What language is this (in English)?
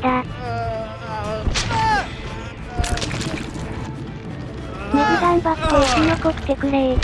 Japanese